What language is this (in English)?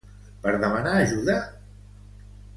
Catalan